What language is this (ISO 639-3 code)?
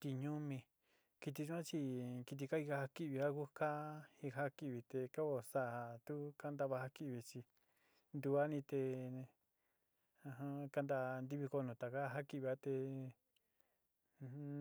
xti